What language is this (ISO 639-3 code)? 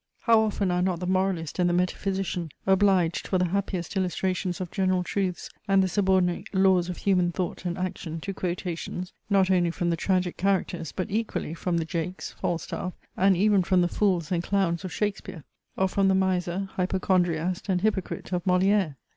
eng